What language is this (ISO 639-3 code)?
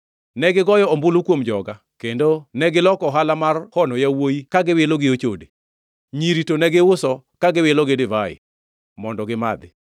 luo